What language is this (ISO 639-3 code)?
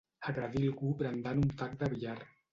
cat